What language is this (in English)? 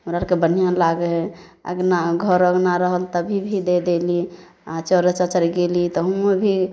Maithili